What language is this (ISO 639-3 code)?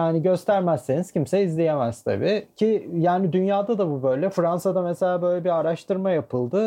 tur